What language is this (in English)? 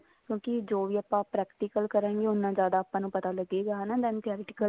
Punjabi